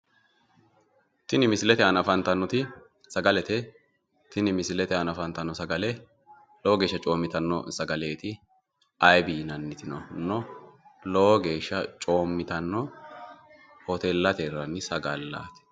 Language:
Sidamo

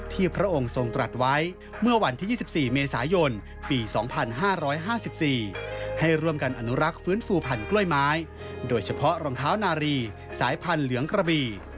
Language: Thai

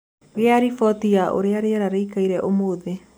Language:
Kikuyu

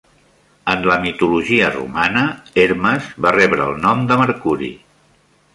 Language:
Catalan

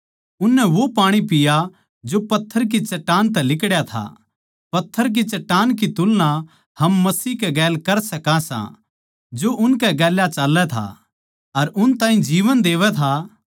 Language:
Haryanvi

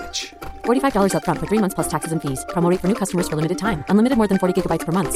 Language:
Swedish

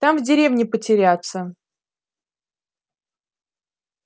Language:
Russian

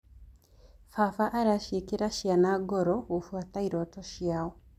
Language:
Kikuyu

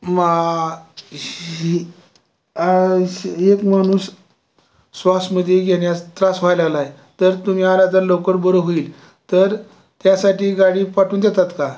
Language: Marathi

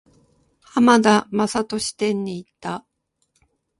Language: Japanese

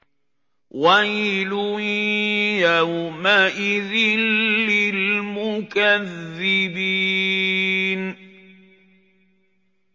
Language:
Arabic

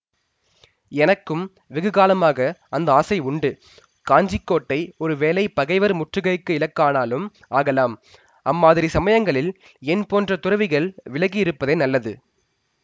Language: Tamil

